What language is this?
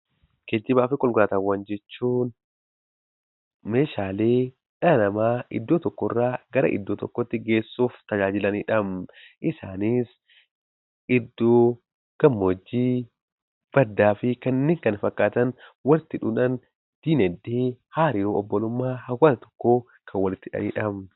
Oromo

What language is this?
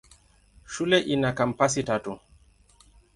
Swahili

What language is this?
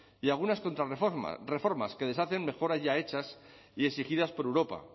Spanish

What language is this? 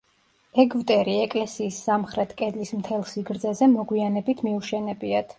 Georgian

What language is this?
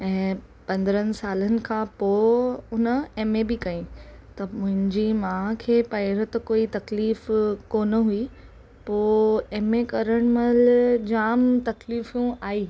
Sindhi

